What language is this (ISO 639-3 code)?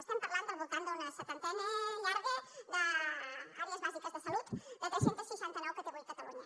cat